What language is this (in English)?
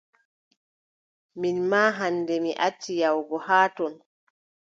Adamawa Fulfulde